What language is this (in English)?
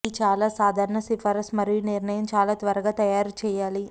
Telugu